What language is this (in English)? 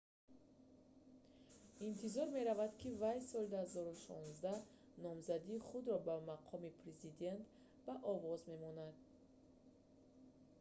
Tajik